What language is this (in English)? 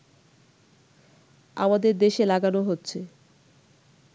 Bangla